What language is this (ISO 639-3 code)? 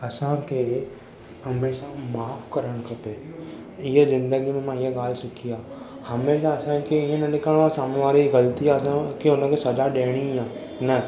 snd